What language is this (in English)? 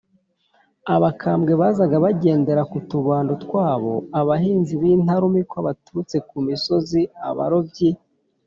Kinyarwanda